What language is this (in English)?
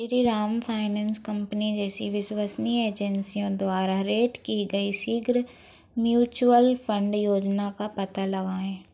Hindi